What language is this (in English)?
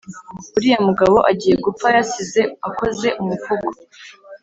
Kinyarwanda